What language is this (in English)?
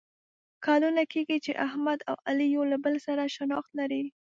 Pashto